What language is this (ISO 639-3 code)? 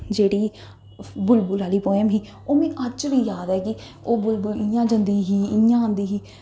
doi